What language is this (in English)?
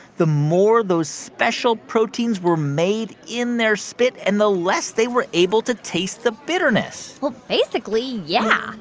English